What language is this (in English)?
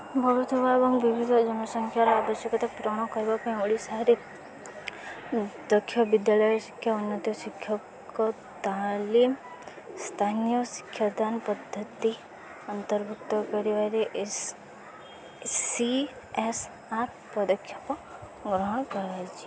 Odia